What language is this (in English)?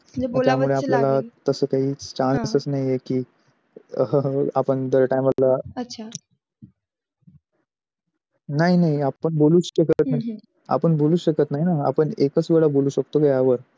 Marathi